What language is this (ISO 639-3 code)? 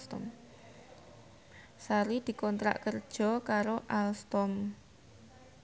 jav